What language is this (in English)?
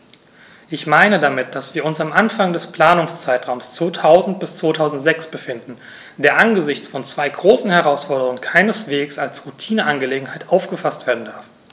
German